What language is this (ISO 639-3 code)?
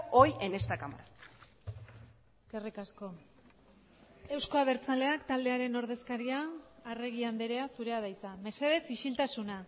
eus